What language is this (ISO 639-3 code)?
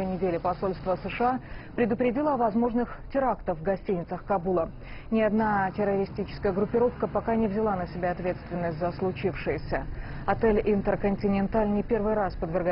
rus